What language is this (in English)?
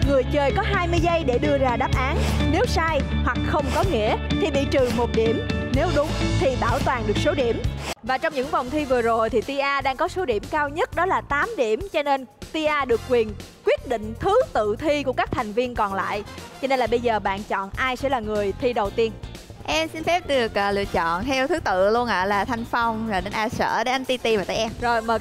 Vietnamese